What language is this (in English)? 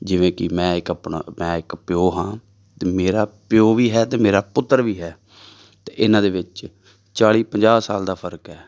Punjabi